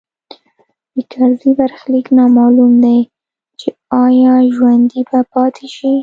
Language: Pashto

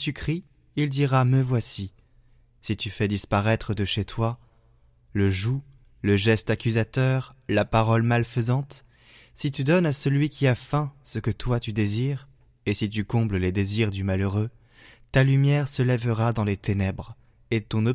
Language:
French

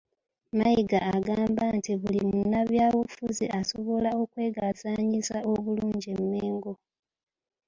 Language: Ganda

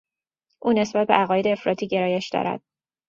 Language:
Persian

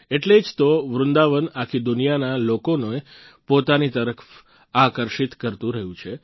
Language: Gujarati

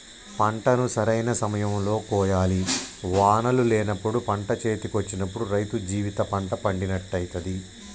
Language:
Telugu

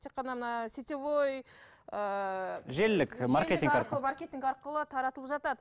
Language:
Kazakh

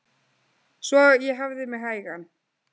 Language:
Icelandic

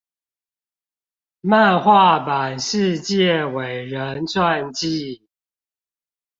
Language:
Chinese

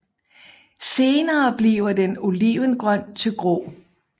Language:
Danish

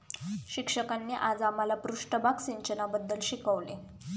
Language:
Marathi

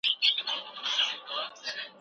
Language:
Pashto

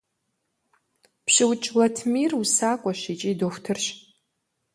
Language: Kabardian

